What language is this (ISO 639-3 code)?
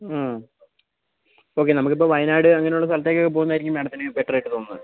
mal